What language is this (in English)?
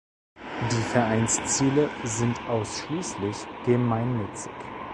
German